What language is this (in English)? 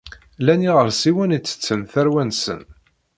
Kabyle